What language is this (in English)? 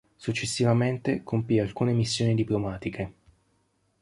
Italian